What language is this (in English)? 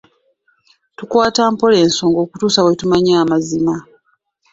Ganda